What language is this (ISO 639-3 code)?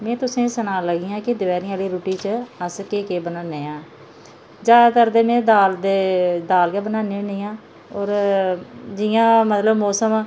doi